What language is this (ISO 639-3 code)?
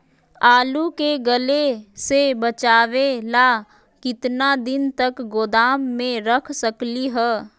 mag